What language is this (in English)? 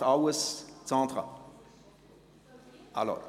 Swiss German